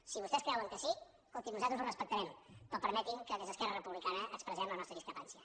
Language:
Catalan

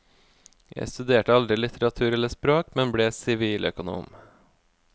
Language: Norwegian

